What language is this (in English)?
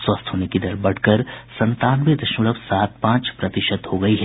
Hindi